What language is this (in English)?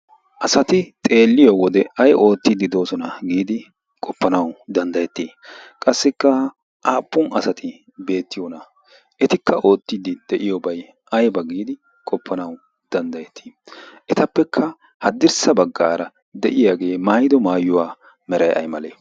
Wolaytta